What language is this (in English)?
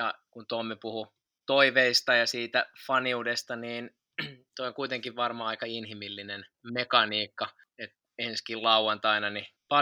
Finnish